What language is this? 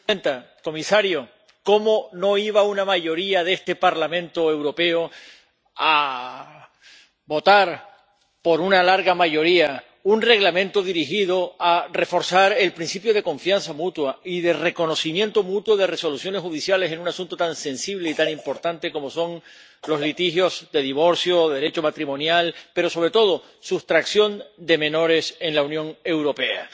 Spanish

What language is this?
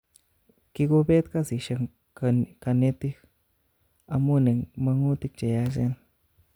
Kalenjin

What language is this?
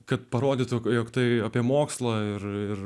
Lithuanian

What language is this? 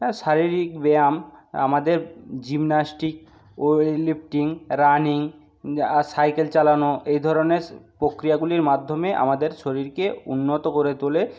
Bangla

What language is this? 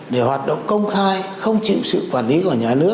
Vietnamese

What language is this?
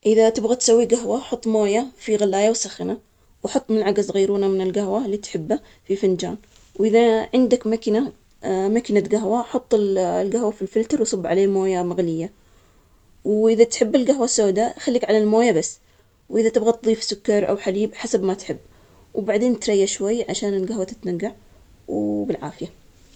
Omani Arabic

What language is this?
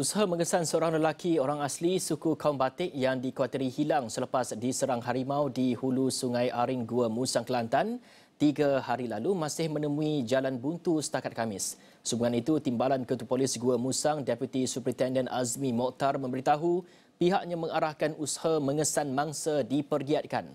Malay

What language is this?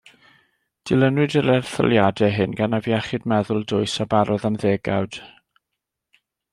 Welsh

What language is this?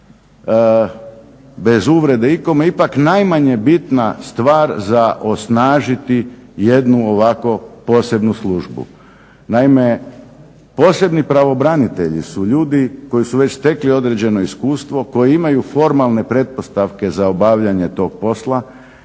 Croatian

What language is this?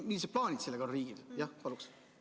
Estonian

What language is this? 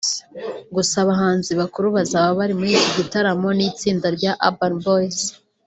Kinyarwanda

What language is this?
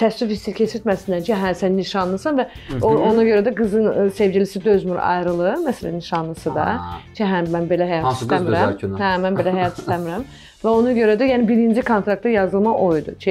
Turkish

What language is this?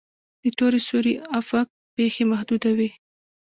Pashto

